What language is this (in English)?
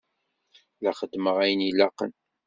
Kabyle